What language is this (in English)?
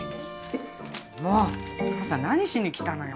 Japanese